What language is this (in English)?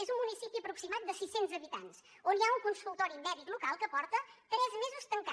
Catalan